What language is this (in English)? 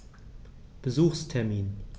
German